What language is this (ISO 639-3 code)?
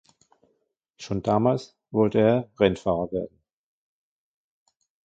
deu